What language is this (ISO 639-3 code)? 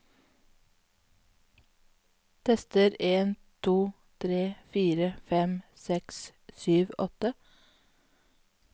nor